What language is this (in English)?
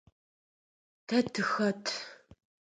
Adyghe